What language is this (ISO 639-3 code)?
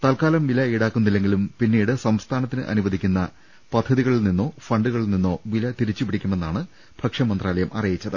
mal